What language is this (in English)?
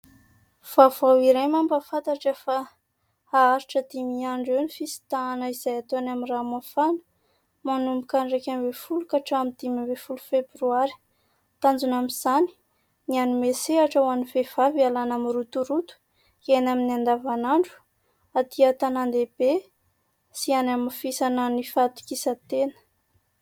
Malagasy